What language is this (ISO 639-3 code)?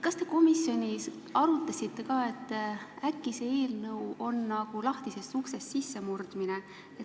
est